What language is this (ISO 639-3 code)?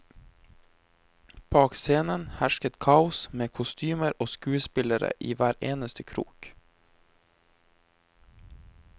nor